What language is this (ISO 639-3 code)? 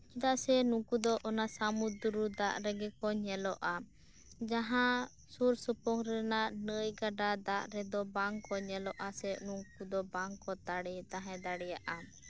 sat